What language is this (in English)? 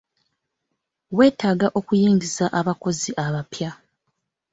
Ganda